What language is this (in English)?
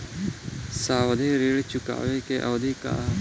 Bhojpuri